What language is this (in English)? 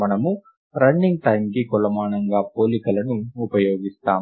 Telugu